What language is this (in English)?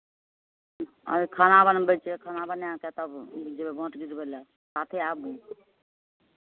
Maithili